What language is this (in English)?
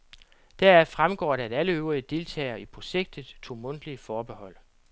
Danish